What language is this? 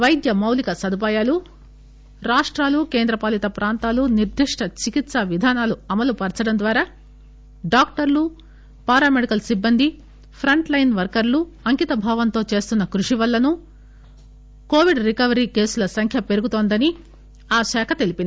Telugu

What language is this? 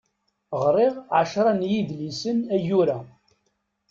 Kabyle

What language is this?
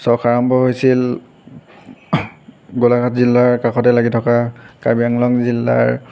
Assamese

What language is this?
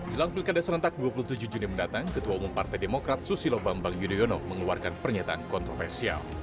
Indonesian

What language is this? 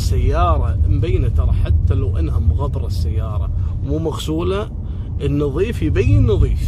Arabic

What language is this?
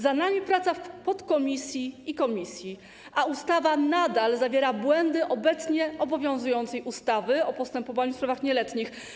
Polish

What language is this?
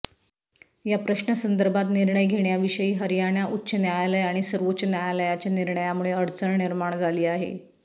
Marathi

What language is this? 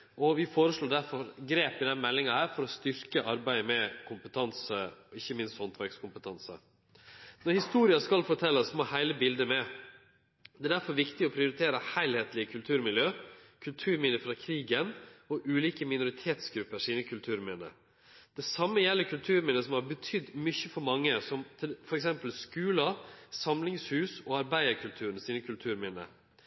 Norwegian Nynorsk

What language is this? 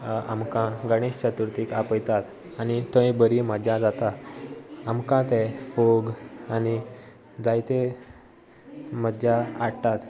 Konkani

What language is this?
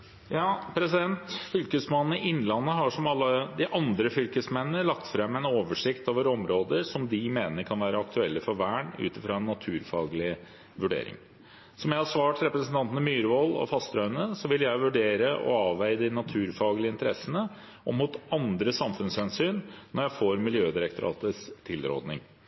Norwegian Bokmål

